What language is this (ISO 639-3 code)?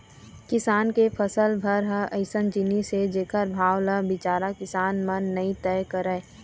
hne